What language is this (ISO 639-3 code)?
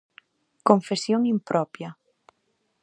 glg